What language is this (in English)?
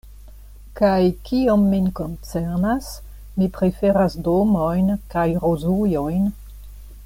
Esperanto